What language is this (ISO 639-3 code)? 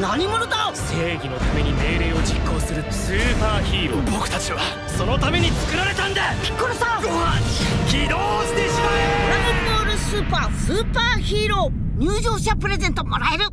jpn